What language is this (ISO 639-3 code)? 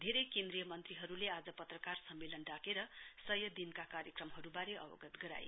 nep